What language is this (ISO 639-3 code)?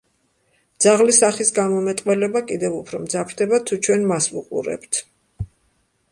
kat